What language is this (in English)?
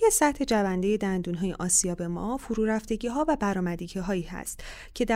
Persian